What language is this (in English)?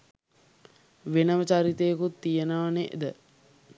Sinhala